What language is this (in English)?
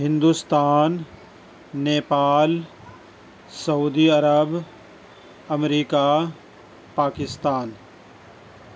Urdu